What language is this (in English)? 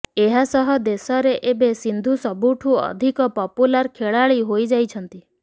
Odia